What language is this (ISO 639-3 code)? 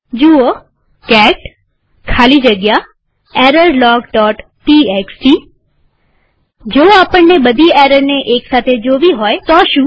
guj